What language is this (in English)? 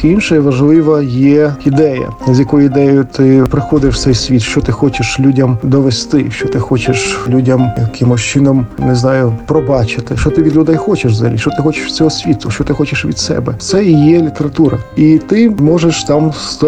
Ukrainian